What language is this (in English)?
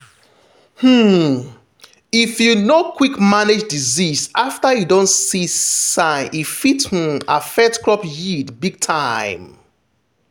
Nigerian Pidgin